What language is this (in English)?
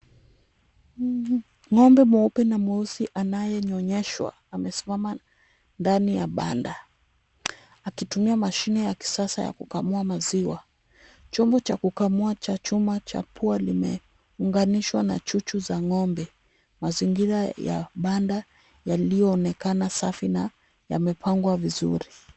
Swahili